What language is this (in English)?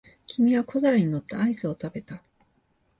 Japanese